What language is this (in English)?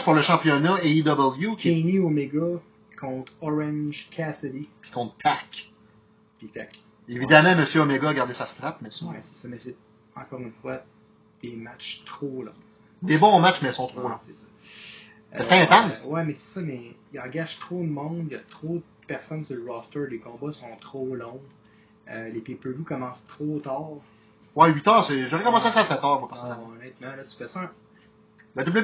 French